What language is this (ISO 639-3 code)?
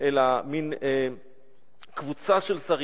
heb